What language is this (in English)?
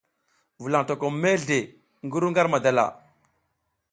South Giziga